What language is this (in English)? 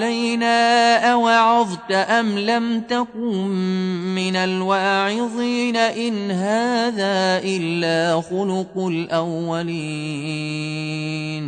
Arabic